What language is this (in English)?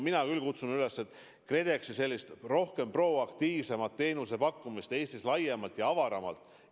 Estonian